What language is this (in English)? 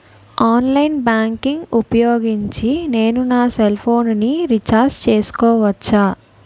Telugu